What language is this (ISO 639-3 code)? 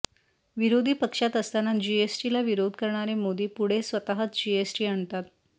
mar